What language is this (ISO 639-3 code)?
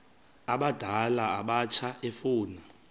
xho